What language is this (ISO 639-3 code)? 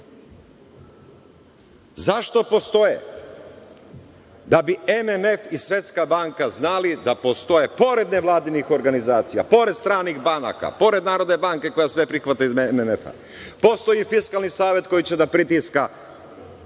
srp